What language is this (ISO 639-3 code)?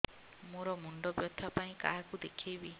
ori